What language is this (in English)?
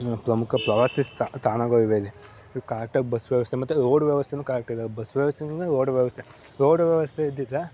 Kannada